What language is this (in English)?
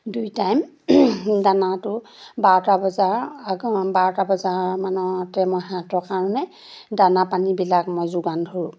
Assamese